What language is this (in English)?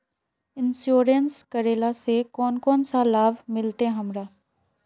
Magahi